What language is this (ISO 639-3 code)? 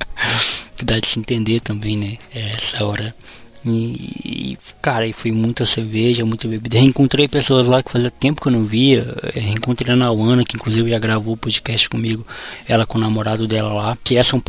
por